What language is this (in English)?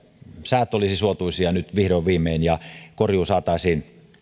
Finnish